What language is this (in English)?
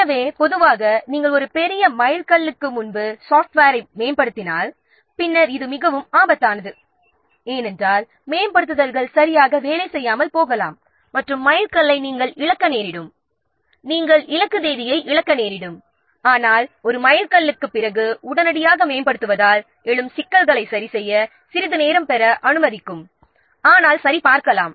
Tamil